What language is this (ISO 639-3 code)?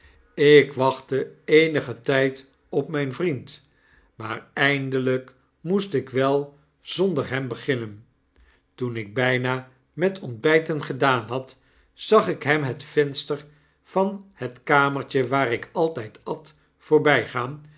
nld